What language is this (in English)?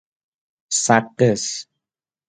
Persian